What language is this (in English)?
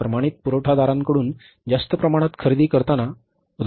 Marathi